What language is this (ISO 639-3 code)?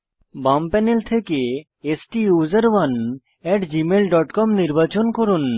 ben